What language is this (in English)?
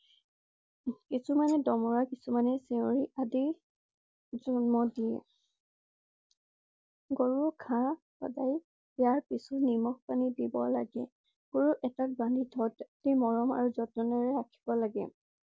Assamese